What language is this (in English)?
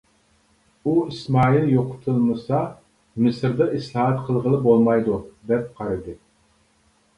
Uyghur